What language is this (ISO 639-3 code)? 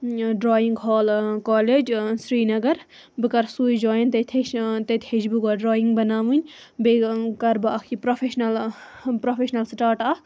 kas